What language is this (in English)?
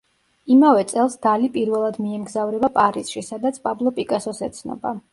Georgian